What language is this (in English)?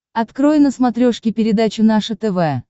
Russian